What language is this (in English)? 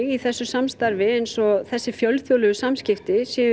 Icelandic